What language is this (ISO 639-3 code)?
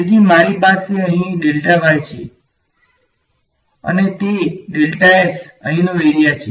guj